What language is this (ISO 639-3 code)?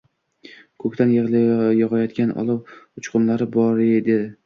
uzb